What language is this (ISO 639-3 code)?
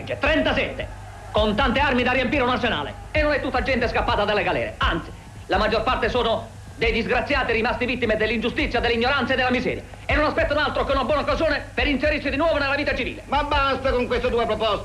ita